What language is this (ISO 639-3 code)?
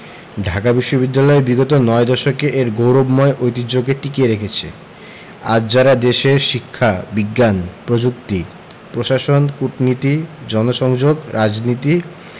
ben